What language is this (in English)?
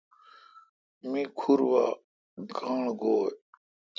Kalkoti